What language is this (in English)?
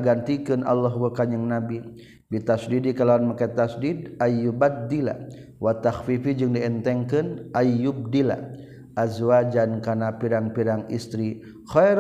Malay